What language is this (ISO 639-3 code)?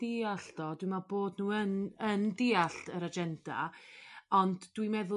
cym